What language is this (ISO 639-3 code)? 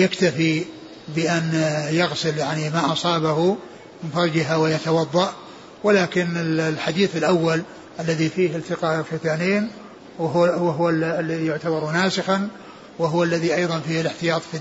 ara